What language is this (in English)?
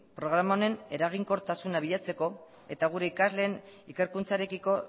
Basque